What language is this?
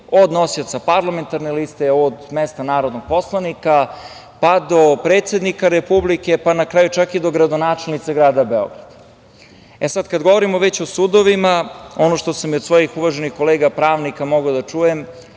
Serbian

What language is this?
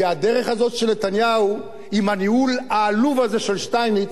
Hebrew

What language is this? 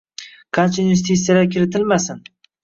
Uzbek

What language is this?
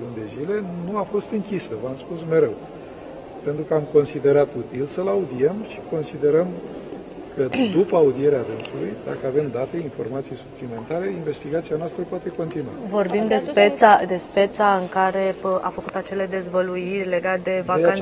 Romanian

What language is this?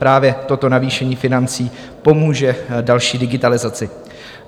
Czech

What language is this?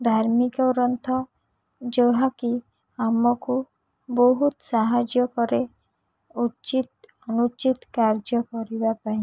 Odia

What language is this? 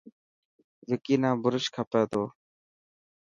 Dhatki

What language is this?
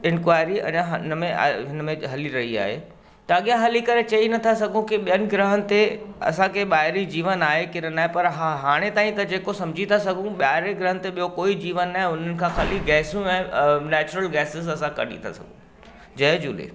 Sindhi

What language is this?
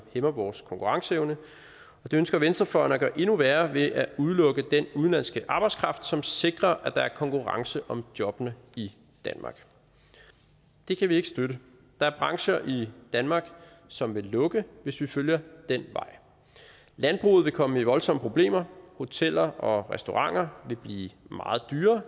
Danish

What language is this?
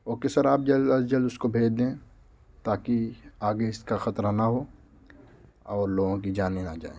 Urdu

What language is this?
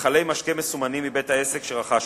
Hebrew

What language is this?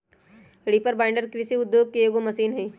Magahi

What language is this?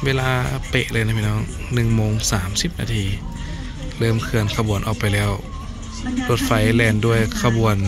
Thai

